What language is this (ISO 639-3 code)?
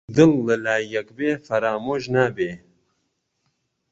ckb